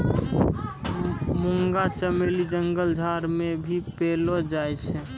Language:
Maithili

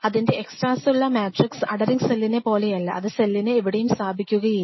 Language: Malayalam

